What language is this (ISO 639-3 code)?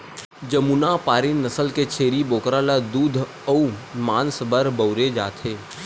hne